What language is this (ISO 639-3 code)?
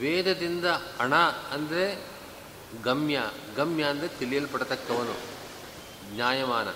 kan